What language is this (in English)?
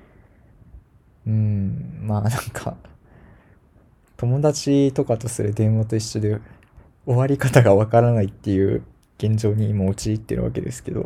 Japanese